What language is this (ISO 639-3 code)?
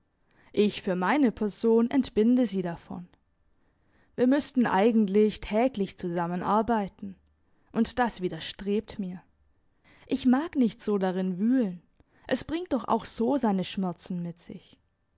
deu